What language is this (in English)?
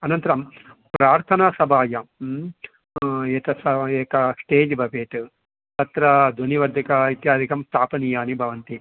Sanskrit